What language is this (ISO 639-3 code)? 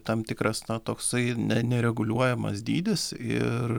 lit